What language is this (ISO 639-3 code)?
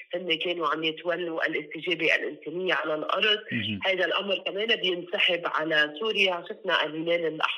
ara